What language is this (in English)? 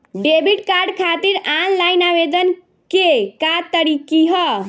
Bhojpuri